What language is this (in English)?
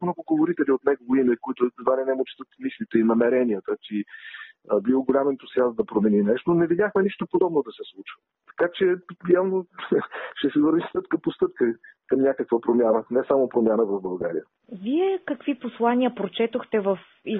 Bulgarian